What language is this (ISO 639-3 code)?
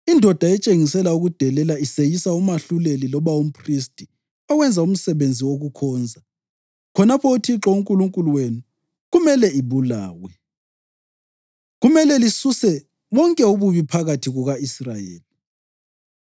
nde